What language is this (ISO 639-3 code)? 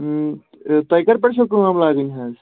kas